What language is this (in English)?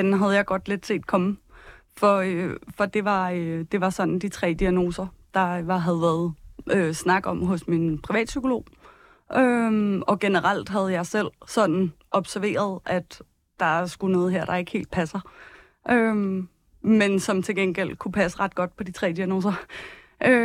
Danish